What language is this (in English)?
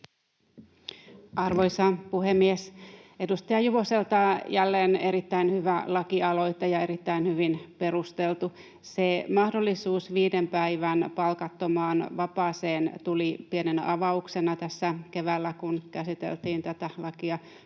Finnish